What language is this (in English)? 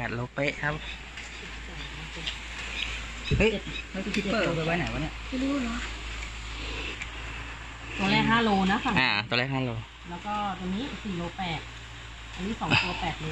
Thai